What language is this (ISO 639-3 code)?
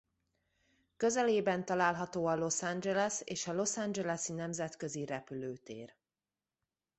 hun